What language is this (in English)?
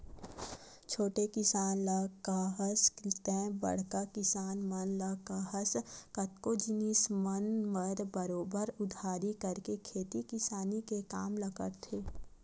Chhattisgarhi